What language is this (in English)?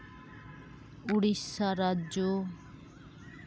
Santali